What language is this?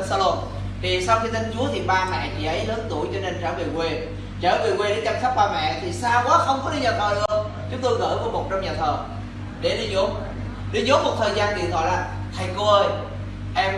Vietnamese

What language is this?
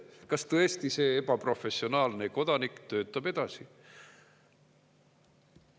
Estonian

